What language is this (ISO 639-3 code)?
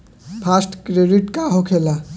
bho